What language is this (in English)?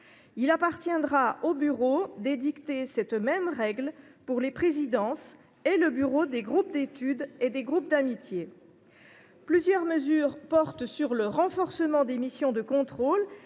French